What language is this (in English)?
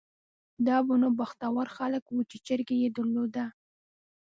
Pashto